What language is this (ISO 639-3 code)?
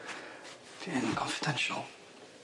cym